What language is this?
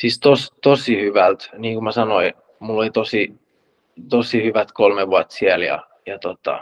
Finnish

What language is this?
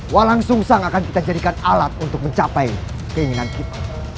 Indonesian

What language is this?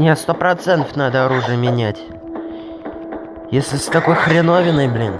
Russian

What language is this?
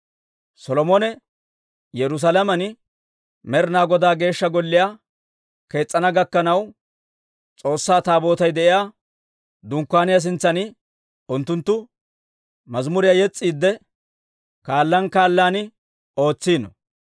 Dawro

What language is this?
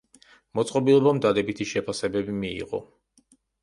Georgian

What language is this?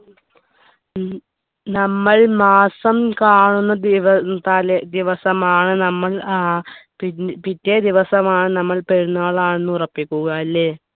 Malayalam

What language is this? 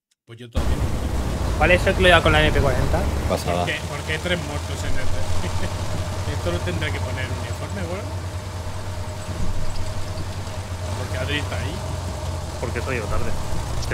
Spanish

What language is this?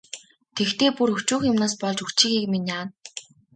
Mongolian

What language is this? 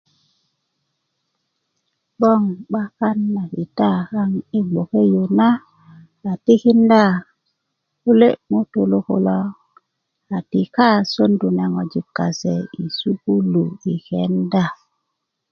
Kuku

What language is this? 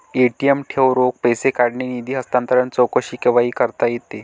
Marathi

